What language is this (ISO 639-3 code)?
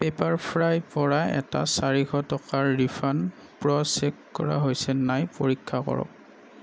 asm